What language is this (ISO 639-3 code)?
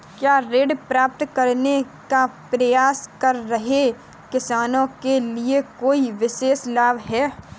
hin